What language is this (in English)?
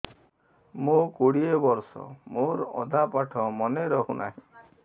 Odia